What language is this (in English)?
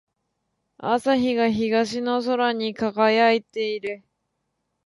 Japanese